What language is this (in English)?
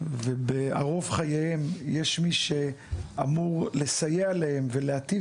Hebrew